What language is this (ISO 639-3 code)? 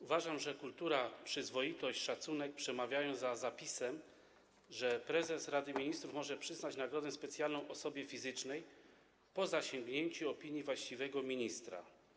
pol